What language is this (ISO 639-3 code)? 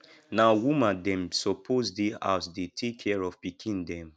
pcm